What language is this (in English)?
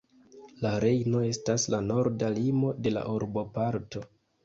Esperanto